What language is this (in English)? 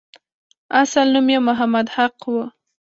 Pashto